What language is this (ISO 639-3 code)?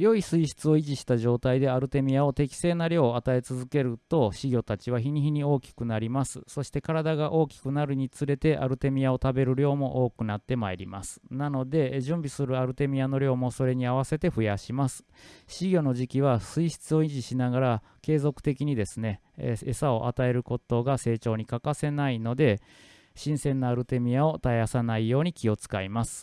jpn